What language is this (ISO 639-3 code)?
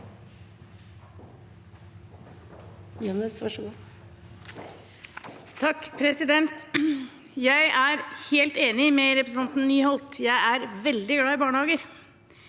nor